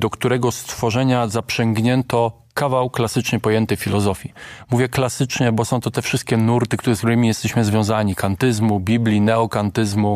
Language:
Polish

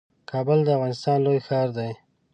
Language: Pashto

